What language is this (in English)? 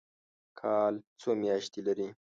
Pashto